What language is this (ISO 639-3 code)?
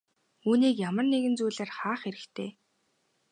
mon